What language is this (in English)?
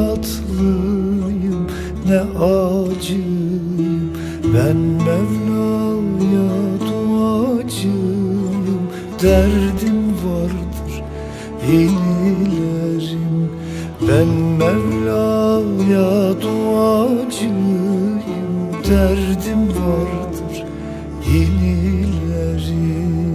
Turkish